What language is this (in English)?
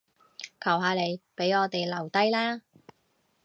Cantonese